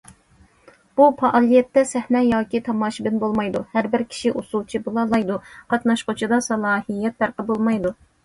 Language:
Uyghur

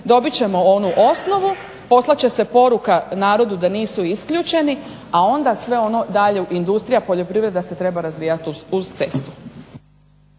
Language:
Croatian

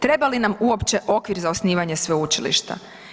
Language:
Croatian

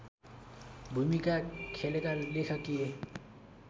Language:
Nepali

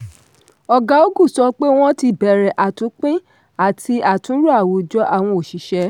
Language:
Yoruba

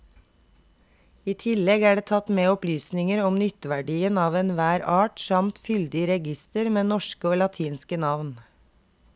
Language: Norwegian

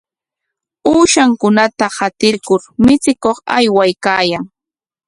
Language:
Corongo Ancash Quechua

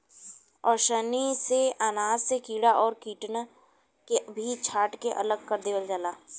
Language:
Bhojpuri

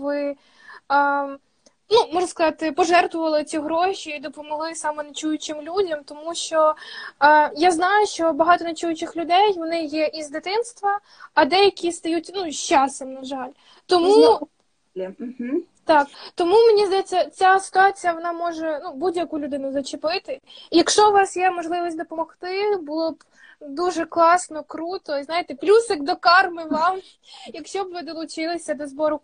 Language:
Ukrainian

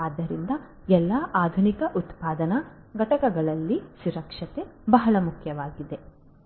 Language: Kannada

